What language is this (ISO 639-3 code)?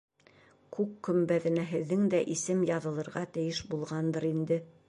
bak